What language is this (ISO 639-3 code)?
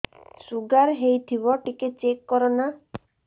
ori